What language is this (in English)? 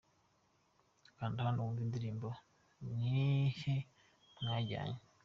Kinyarwanda